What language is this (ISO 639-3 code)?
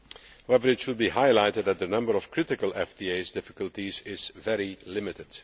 eng